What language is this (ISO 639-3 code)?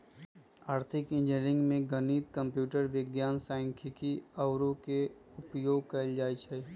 mag